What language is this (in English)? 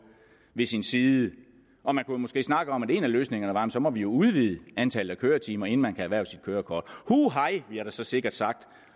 Danish